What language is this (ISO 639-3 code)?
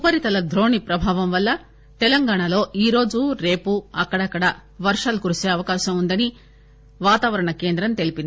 tel